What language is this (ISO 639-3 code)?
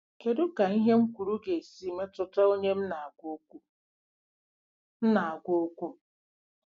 ibo